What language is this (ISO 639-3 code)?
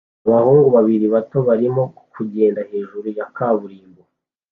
kin